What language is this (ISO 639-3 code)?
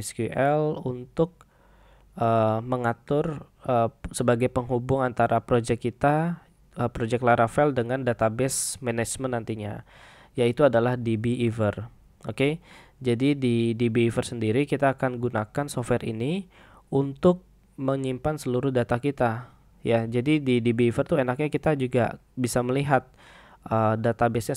ind